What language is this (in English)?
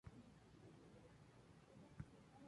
Spanish